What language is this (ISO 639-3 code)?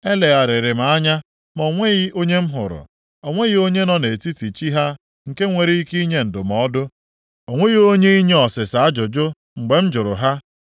ibo